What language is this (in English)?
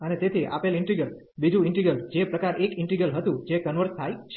Gujarati